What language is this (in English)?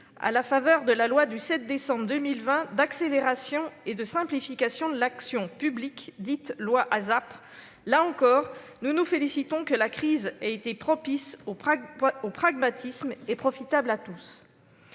French